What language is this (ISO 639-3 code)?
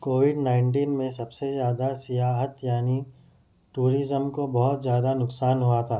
urd